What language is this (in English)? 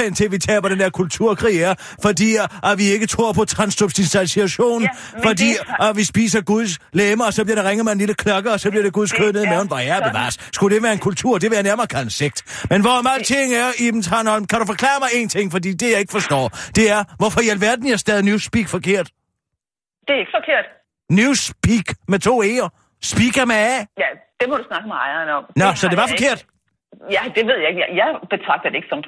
Danish